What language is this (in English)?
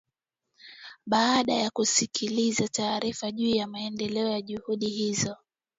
Swahili